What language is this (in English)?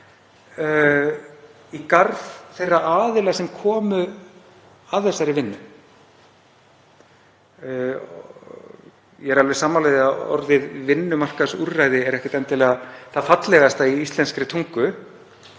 Icelandic